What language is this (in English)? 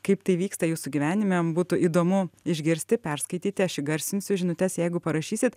Lithuanian